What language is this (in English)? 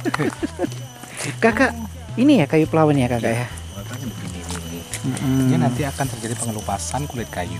Indonesian